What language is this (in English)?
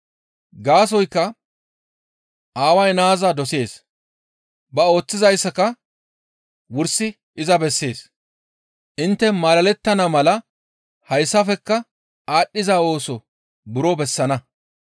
Gamo